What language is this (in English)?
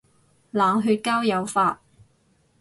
Cantonese